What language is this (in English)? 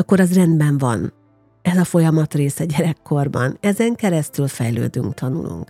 Hungarian